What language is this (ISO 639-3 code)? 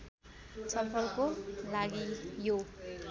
nep